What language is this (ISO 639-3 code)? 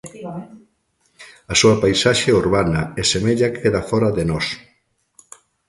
glg